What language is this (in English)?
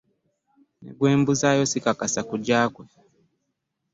Ganda